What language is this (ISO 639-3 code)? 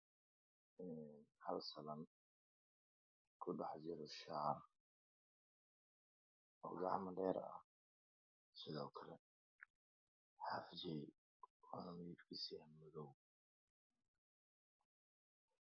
som